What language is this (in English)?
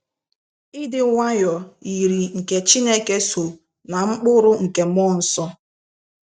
Igbo